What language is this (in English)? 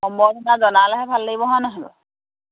Assamese